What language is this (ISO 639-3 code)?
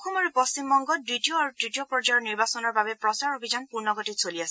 asm